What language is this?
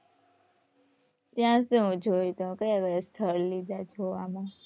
Gujarati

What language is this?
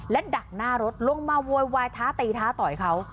Thai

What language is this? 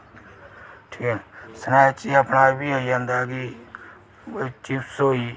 Dogri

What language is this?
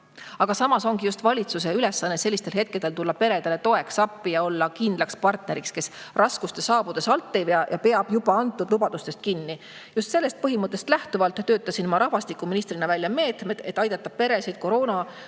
Estonian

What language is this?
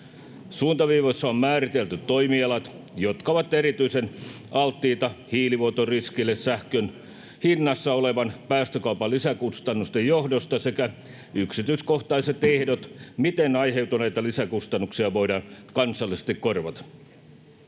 Finnish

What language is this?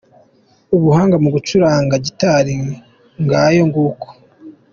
Kinyarwanda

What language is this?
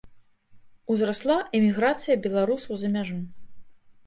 Belarusian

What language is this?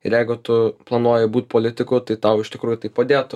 Lithuanian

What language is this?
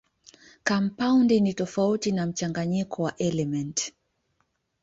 Swahili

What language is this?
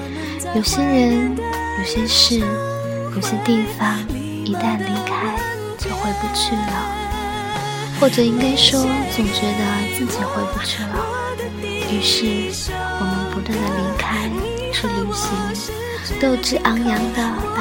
Chinese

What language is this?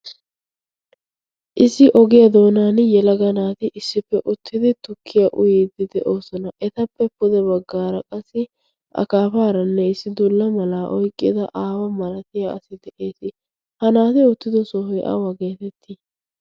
Wolaytta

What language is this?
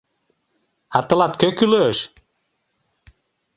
Mari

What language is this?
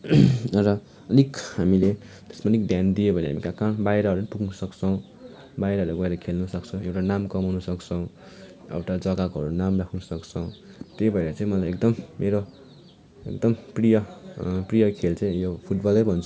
Nepali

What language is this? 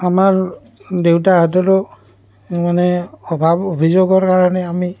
Assamese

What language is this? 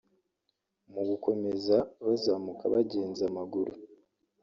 Kinyarwanda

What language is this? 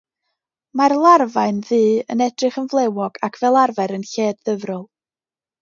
Welsh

